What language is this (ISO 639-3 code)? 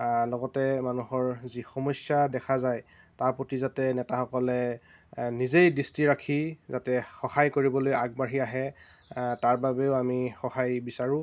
asm